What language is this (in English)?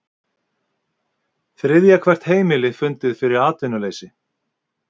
Icelandic